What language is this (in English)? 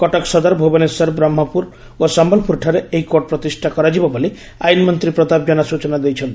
Odia